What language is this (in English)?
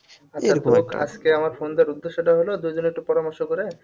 Bangla